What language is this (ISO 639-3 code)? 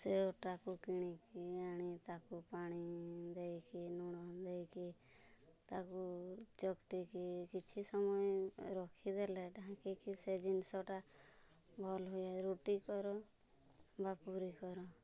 ori